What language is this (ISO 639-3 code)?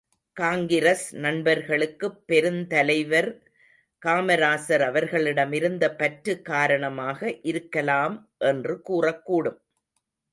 tam